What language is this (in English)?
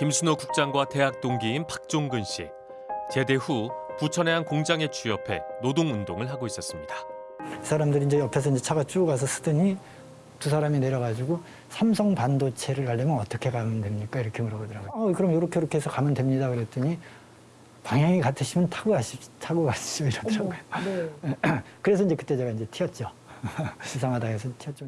Korean